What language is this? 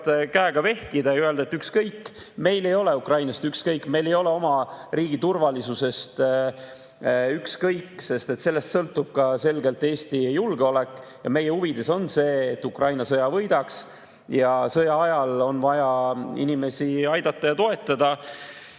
Estonian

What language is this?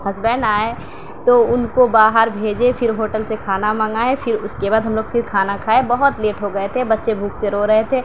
Urdu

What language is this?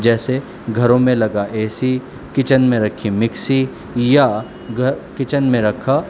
Urdu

